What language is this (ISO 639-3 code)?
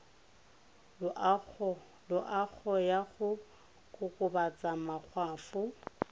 tsn